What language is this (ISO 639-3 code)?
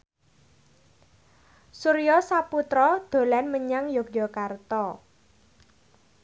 jav